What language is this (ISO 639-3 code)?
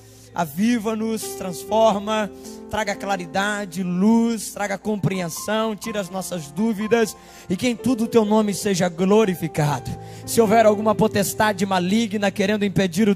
por